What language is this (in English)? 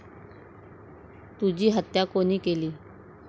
Marathi